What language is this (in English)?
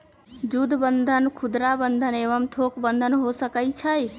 Magahi